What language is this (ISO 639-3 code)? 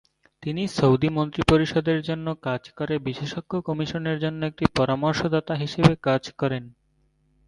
ben